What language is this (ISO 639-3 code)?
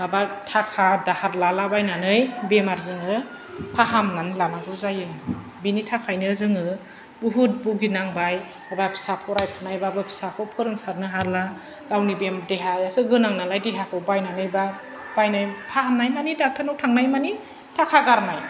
brx